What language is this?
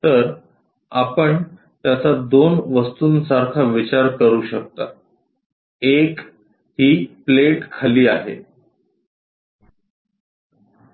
Marathi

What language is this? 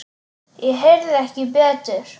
Icelandic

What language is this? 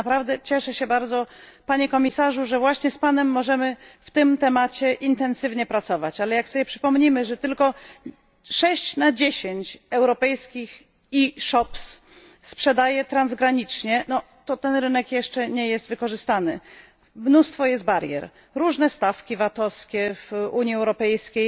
Polish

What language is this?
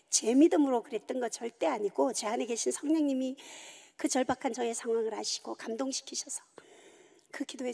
Korean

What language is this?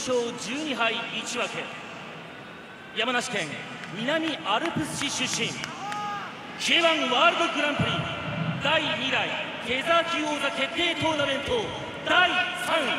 Japanese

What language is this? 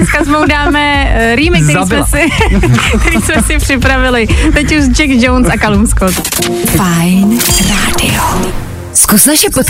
Czech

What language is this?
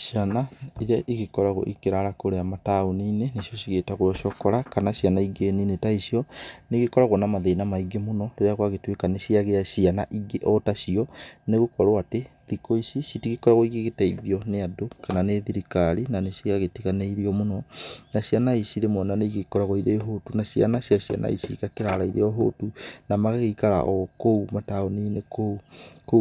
Kikuyu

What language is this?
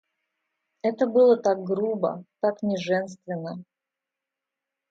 Russian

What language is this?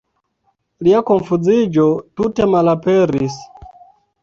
Esperanto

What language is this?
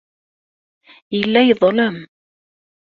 Kabyle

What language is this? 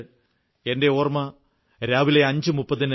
Malayalam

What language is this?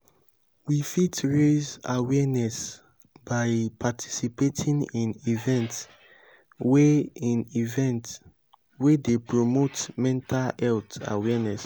Nigerian Pidgin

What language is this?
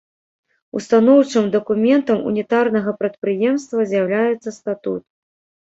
Belarusian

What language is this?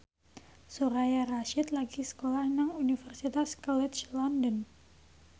Javanese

